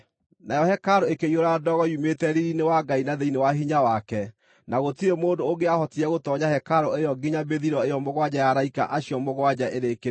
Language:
Kikuyu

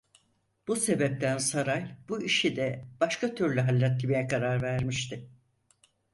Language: Turkish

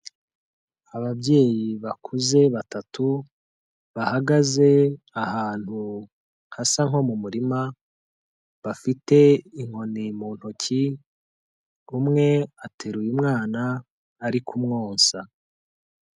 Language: Kinyarwanda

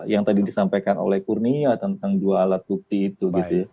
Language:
Indonesian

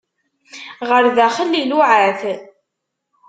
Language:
Kabyle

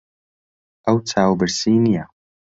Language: Central Kurdish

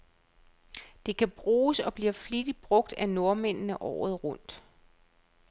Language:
Danish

